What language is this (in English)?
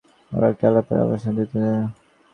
Bangla